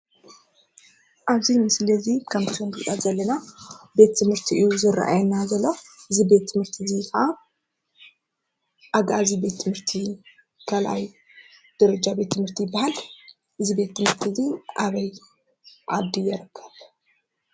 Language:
Tigrinya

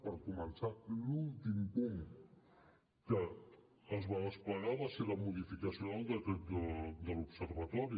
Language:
Catalan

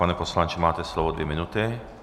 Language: Czech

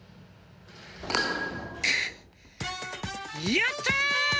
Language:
Japanese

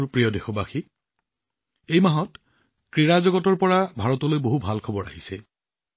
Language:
Assamese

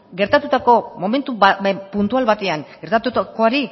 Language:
Basque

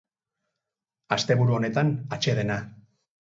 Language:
Basque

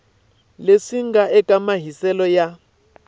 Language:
Tsonga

